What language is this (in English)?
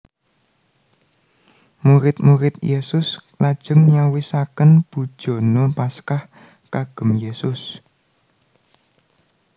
Javanese